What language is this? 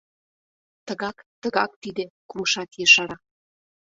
Mari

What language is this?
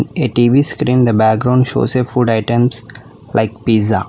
English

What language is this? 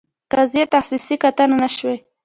Pashto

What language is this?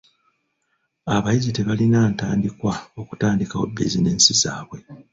Ganda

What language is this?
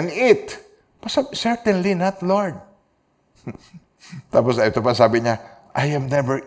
Filipino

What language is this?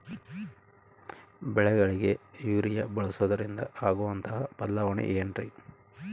Kannada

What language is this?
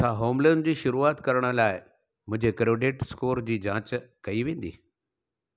Sindhi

